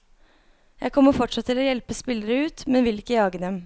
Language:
Norwegian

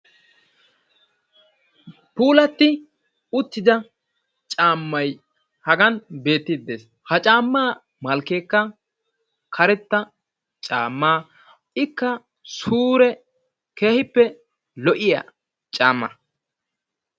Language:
Wolaytta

